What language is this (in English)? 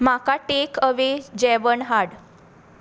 Konkani